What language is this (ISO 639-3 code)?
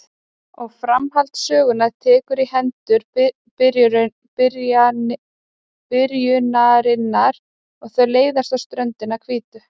isl